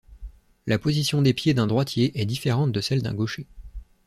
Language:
French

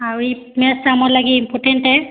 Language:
Odia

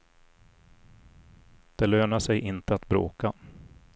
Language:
Swedish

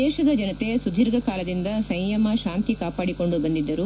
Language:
Kannada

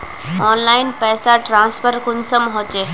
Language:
Magahi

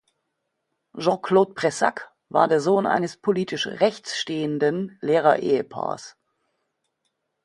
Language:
German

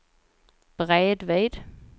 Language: Swedish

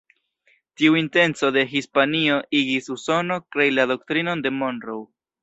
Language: Esperanto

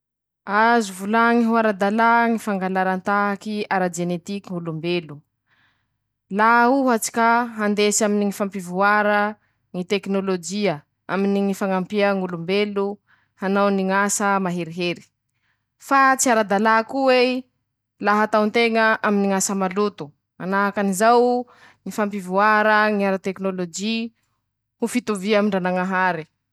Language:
Masikoro Malagasy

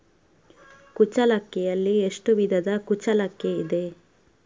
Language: Kannada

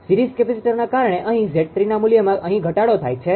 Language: Gujarati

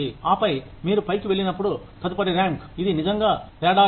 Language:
Telugu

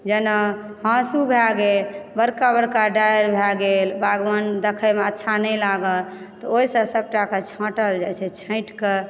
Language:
Maithili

